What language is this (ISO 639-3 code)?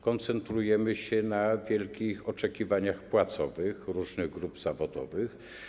pol